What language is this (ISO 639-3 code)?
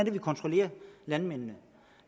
dan